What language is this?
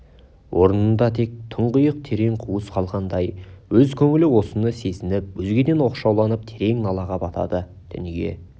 Kazakh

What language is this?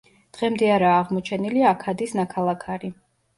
Georgian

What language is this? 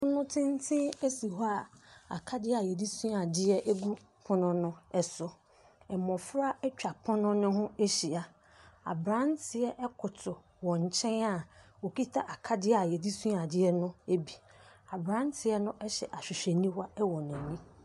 Akan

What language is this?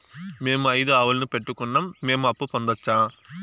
Telugu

